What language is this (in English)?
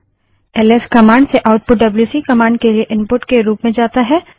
Hindi